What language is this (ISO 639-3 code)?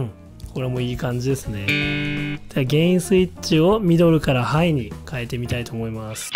jpn